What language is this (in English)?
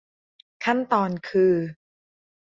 Thai